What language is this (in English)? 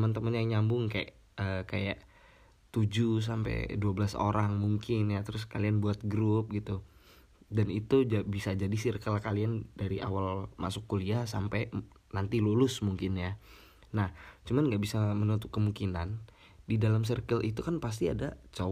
Indonesian